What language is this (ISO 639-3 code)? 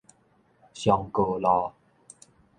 nan